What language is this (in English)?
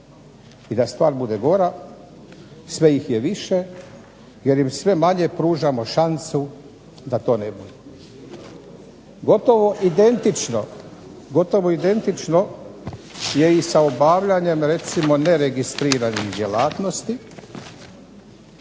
Croatian